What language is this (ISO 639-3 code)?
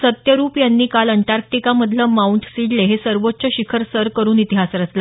mar